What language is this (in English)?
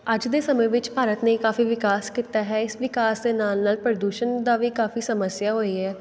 Punjabi